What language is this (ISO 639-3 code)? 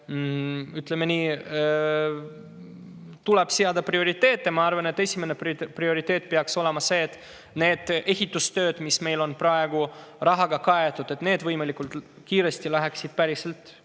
est